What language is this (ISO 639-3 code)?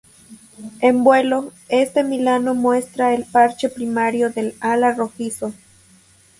spa